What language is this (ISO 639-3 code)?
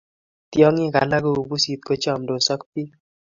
kln